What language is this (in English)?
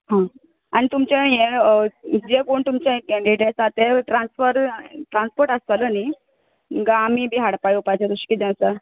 Konkani